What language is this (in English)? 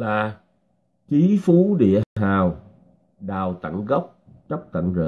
Vietnamese